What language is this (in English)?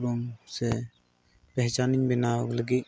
Santali